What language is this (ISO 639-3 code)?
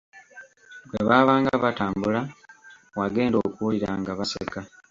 lug